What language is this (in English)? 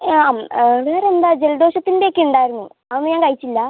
Malayalam